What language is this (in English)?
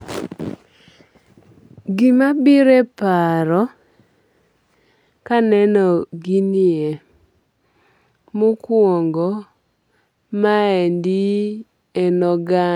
Luo (Kenya and Tanzania)